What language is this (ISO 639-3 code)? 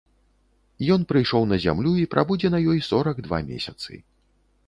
bel